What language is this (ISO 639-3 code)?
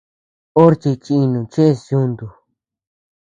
cux